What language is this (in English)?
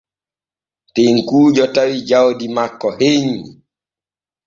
Borgu Fulfulde